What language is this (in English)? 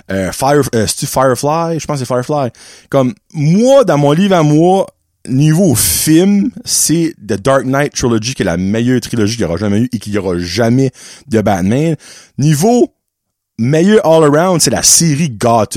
French